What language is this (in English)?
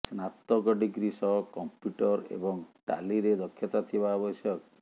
Odia